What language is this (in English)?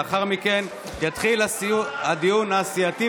Hebrew